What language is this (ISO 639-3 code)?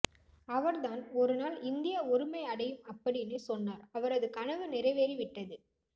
tam